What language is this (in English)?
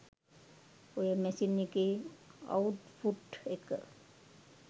Sinhala